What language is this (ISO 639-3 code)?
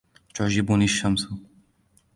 ara